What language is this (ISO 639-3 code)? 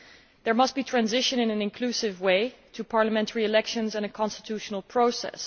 eng